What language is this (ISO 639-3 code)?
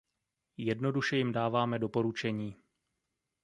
ces